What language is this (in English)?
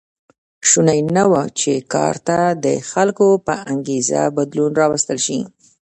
Pashto